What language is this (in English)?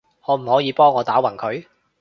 Cantonese